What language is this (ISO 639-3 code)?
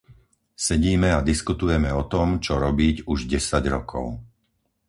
slk